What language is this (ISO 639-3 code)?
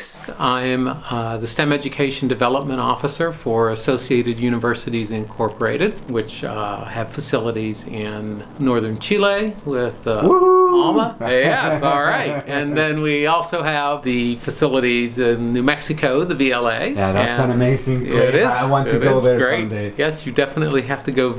spa